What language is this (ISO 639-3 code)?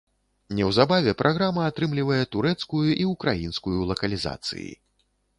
bel